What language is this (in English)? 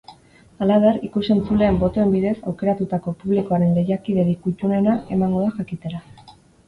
Basque